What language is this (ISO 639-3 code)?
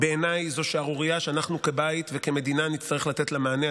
heb